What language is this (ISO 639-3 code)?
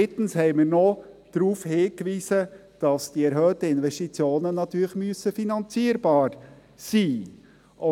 gsw